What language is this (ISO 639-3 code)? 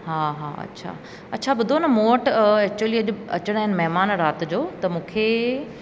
snd